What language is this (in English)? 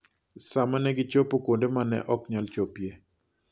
Luo (Kenya and Tanzania)